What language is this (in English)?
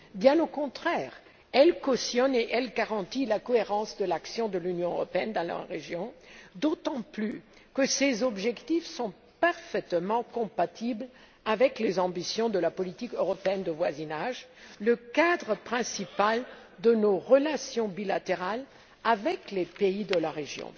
French